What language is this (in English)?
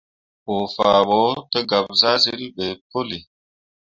Mundang